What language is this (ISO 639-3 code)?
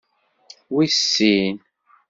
kab